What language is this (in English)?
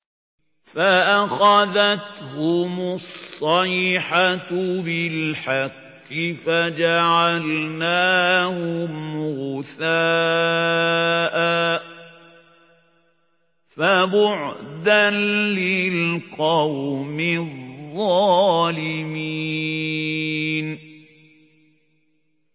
Arabic